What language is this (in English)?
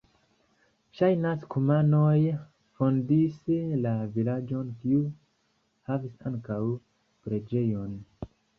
Esperanto